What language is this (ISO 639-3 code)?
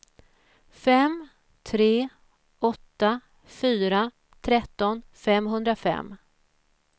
swe